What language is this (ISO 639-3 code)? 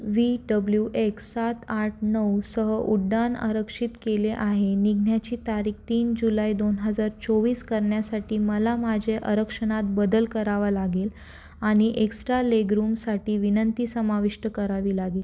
mar